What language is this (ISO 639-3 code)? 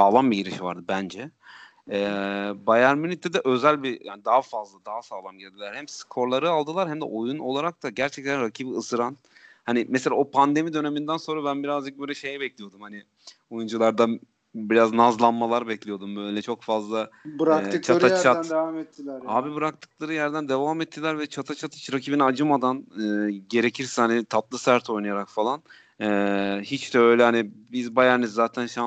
tur